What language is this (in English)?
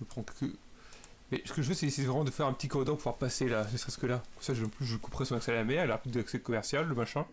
French